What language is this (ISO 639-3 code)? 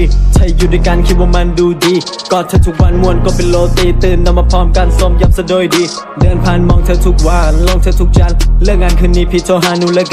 tha